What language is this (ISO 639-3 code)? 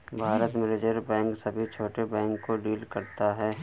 hin